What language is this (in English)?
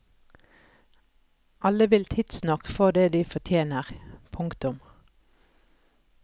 Norwegian